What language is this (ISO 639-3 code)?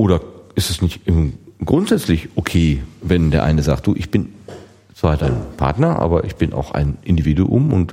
deu